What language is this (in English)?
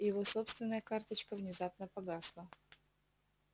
Russian